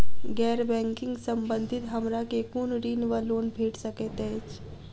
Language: Maithili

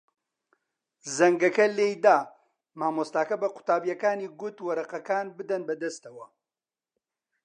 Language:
Central Kurdish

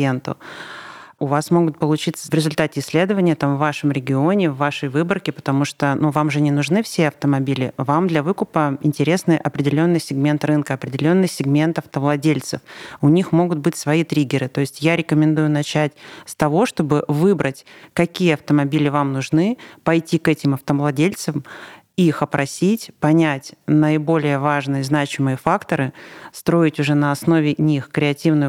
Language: Russian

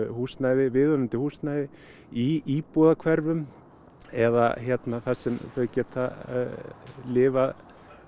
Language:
Icelandic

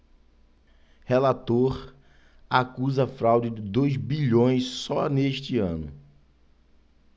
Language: Portuguese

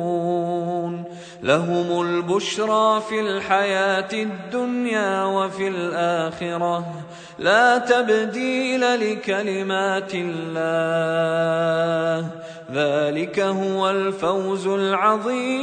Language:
Arabic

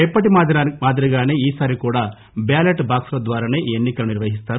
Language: Telugu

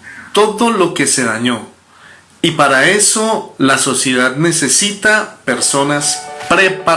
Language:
Spanish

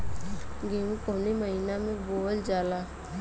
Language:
Bhojpuri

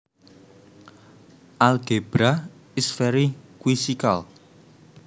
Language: Javanese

